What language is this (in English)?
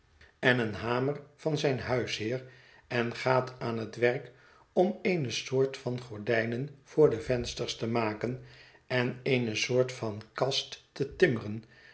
Dutch